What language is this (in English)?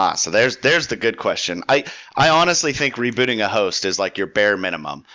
English